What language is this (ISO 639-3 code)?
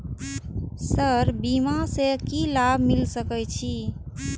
mai